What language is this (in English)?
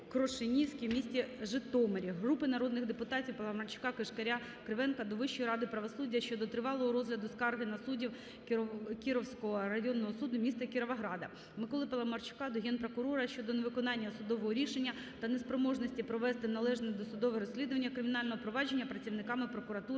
Ukrainian